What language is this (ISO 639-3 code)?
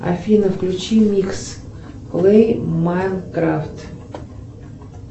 rus